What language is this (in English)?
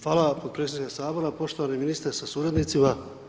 Croatian